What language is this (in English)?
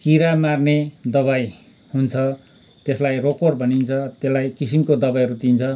Nepali